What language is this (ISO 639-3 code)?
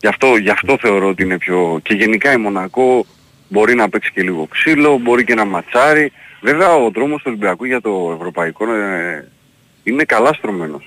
ell